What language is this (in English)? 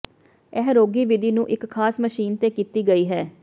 Punjabi